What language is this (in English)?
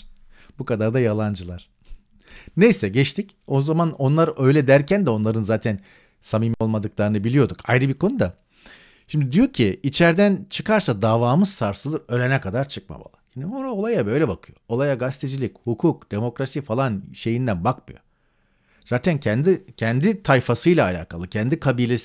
Turkish